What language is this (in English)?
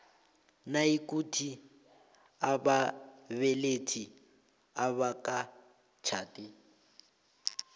South Ndebele